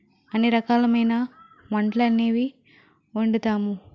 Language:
Telugu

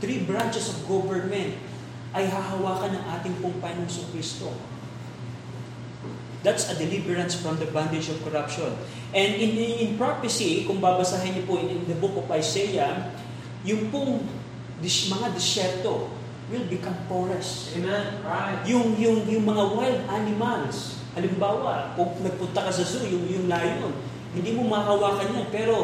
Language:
Filipino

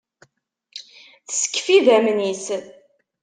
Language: Kabyle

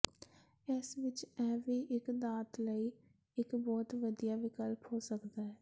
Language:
Punjabi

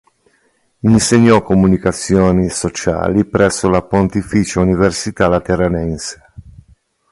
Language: Italian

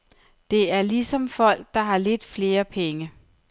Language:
Danish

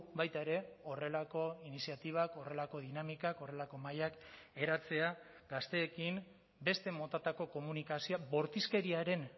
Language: Basque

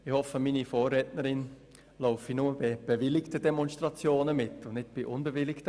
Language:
Swiss German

